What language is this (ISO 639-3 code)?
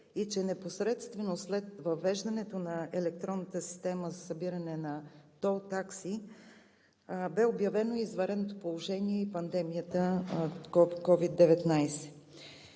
bul